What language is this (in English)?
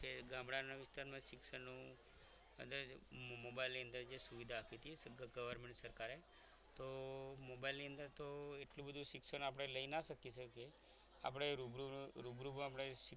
Gujarati